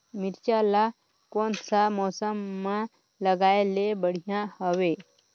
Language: Chhattisgarhi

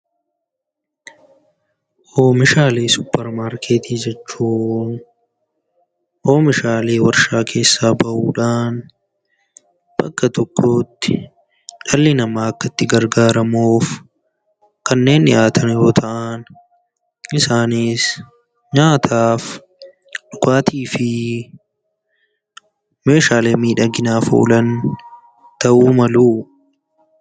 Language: Oromo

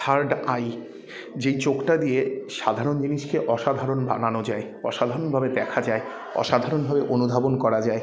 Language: Bangla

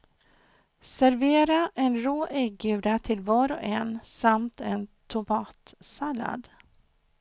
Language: Swedish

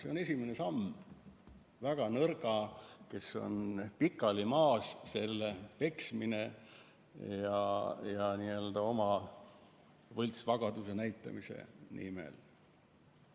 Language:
Estonian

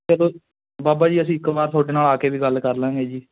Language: Punjabi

